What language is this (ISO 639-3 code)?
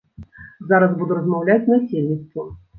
bel